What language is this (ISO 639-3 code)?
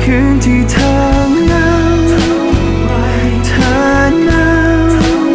tha